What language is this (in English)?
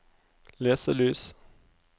Norwegian